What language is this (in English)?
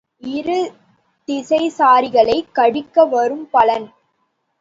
Tamil